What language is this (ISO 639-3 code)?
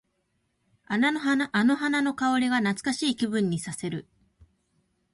jpn